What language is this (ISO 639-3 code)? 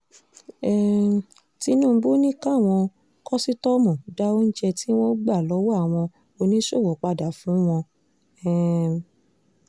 yor